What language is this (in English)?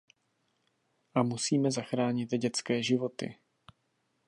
Czech